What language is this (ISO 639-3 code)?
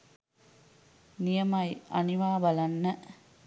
sin